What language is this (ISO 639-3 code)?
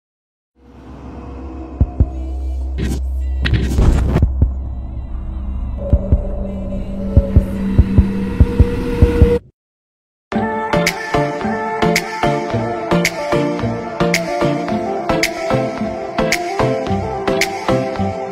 tur